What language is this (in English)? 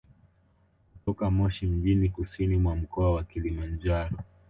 Swahili